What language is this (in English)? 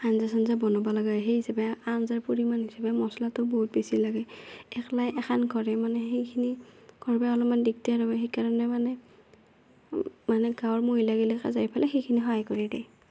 Assamese